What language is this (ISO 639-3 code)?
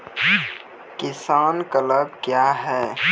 mai